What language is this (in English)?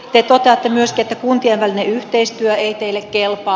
Finnish